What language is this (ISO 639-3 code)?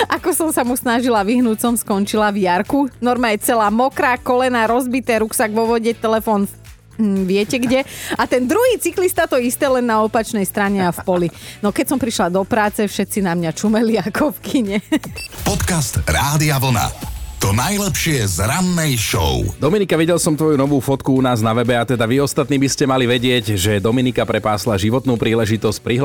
slk